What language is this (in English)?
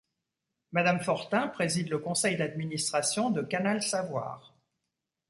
French